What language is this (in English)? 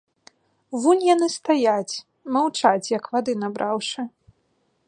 Belarusian